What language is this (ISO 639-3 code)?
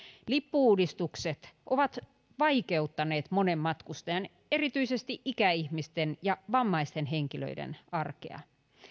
fin